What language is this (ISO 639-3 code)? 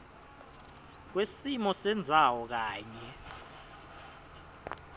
ssw